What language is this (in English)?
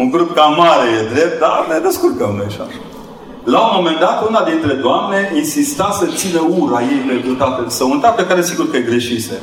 Romanian